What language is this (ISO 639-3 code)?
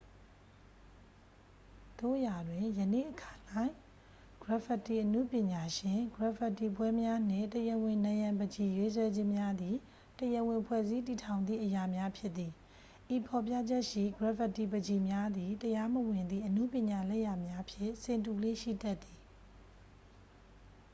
mya